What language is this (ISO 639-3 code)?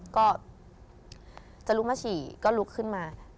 tha